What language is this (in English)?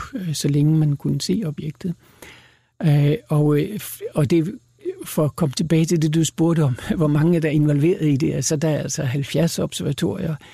Danish